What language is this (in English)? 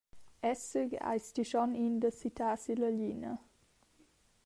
Romansh